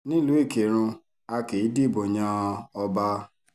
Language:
Yoruba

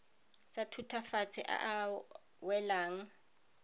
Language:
Tswana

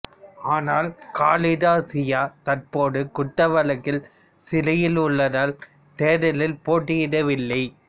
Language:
Tamil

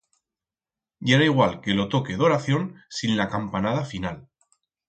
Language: Aragonese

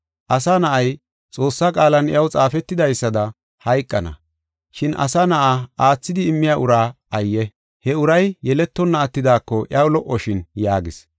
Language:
Gofa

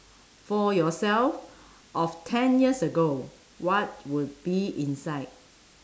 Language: English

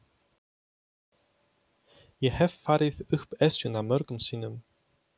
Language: Icelandic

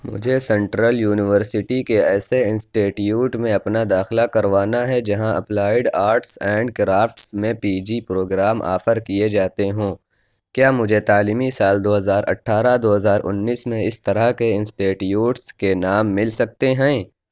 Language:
Urdu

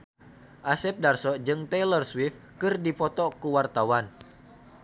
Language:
Sundanese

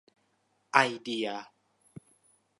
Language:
Thai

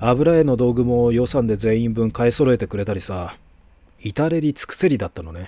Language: Japanese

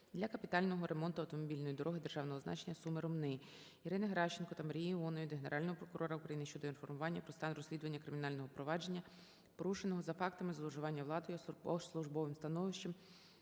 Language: Ukrainian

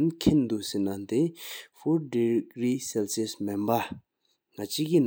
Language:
Sikkimese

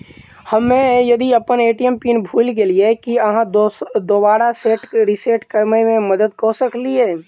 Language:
Maithili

